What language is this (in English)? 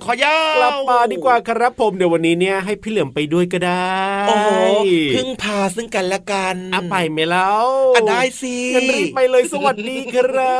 Thai